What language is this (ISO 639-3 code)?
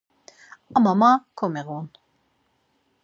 lzz